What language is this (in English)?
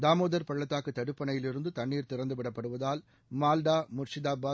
Tamil